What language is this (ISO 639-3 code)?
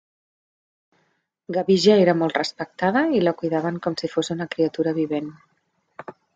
cat